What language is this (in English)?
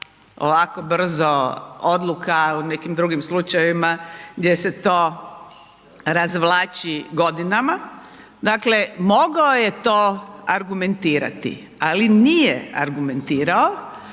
Croatian